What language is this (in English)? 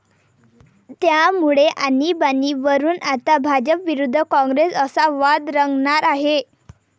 Marathi